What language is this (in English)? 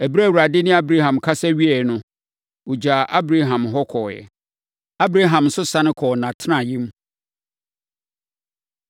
Akan